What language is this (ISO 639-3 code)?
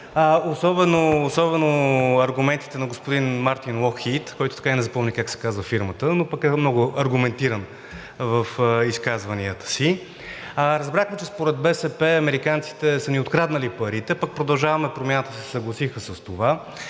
bul